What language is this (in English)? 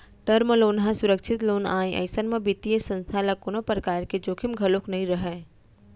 Chhattisgarhi